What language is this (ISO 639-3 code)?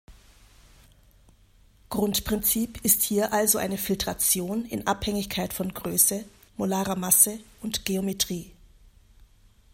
deu